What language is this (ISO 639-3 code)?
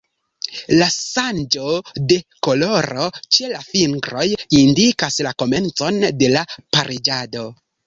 epo